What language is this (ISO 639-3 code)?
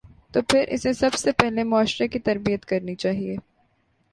urd